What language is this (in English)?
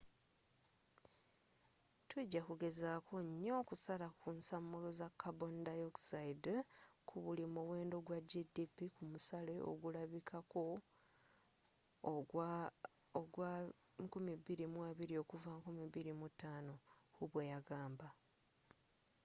Ganda